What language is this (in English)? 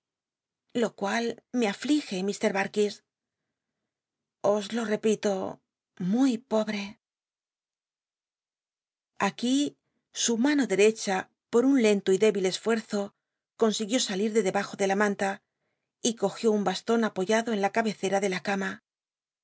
Spanish